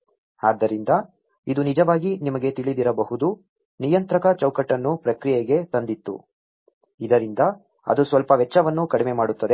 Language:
Kannada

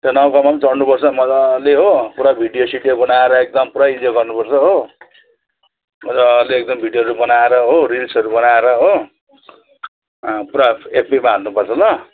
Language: Nepali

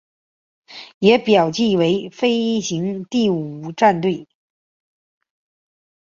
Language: Chinese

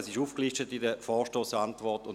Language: Swiss German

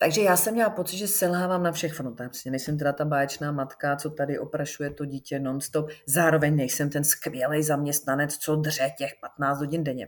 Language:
Czech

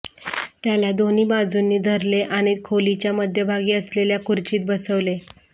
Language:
Marathi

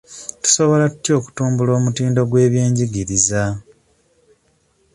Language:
Ganda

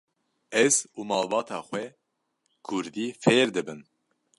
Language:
Kurdish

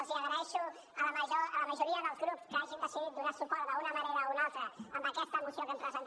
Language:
Catalan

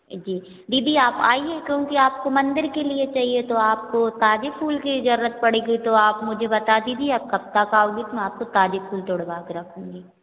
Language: Hindi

